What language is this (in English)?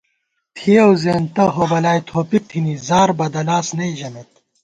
Gawar-Bati